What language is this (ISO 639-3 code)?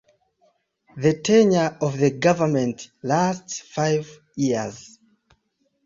eng